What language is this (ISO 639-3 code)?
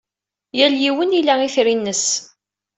kab